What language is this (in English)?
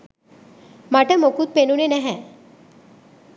Sinhala